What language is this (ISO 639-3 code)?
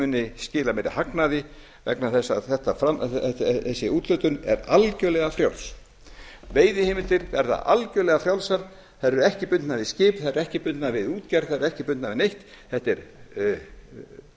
isl